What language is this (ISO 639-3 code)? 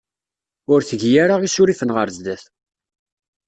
kab